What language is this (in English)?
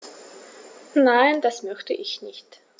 German